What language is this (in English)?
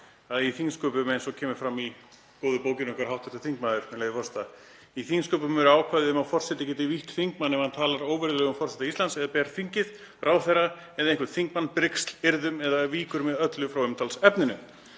Icelandic